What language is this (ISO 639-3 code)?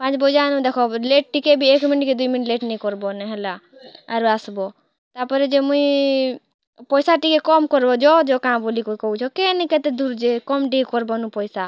ori